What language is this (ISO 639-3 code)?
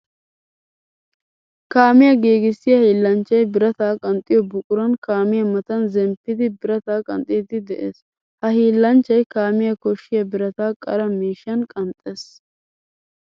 wal